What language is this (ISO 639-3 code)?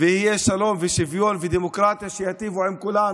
heb